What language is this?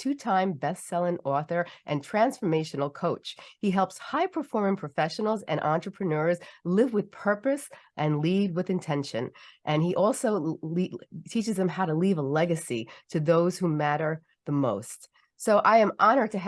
English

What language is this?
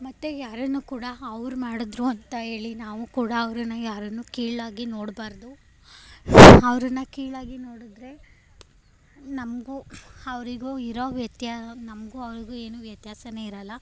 Kannada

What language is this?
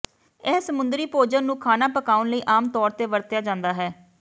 Punjabi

